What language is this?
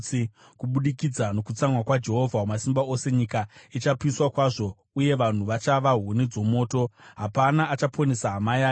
Shona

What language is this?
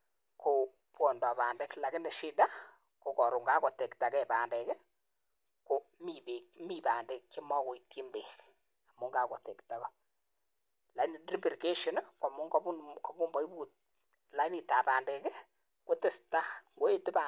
Kalenjin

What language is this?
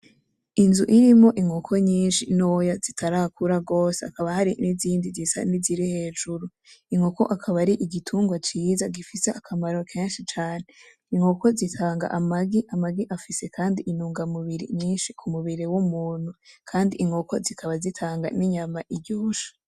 Rundi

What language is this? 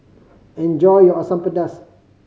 English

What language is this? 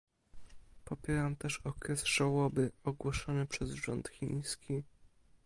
Polish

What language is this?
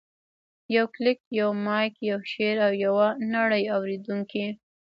Pashto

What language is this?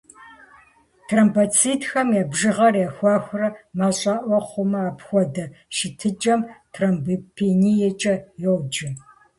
Kabardian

